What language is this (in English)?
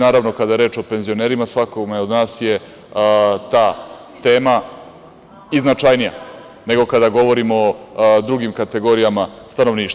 Serbian